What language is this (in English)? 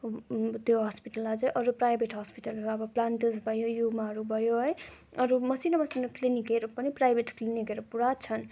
Nepali